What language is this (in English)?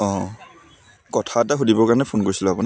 Assamese